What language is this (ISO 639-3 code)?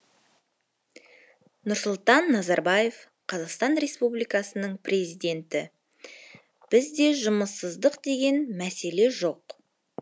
kaz